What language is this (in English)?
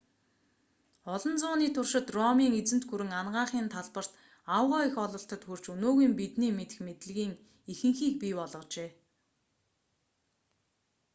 Mongolian